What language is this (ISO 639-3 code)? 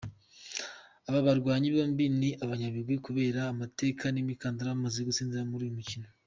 kin